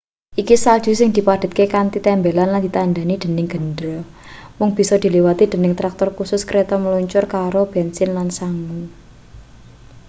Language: Javanese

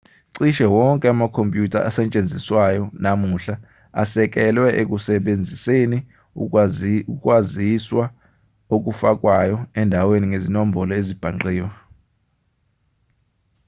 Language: Zulu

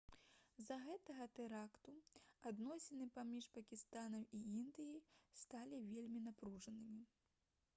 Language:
Belarusian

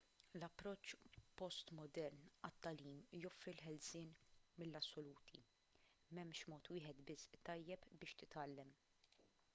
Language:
Maltese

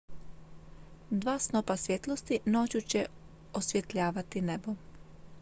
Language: Croatian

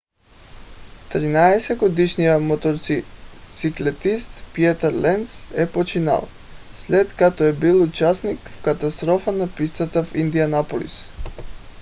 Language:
Bulgarian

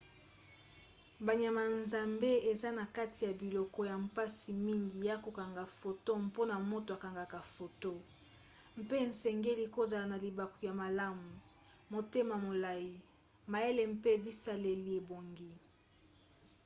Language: Lingala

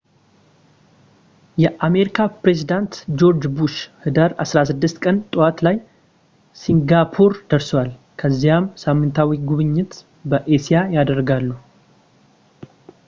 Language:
Amharic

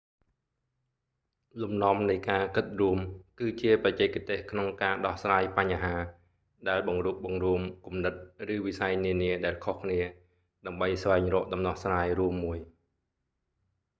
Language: Khmer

